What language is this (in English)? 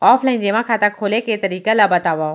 Chhattisgarhi